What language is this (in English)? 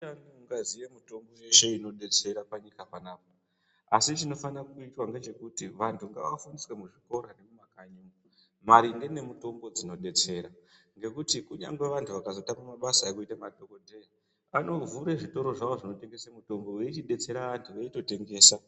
Ndau